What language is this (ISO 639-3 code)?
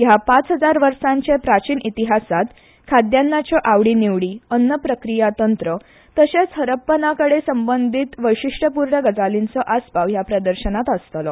kok